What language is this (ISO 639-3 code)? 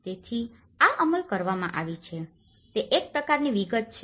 guj